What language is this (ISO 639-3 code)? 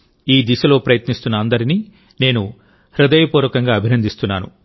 tel